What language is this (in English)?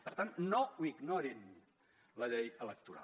Catalan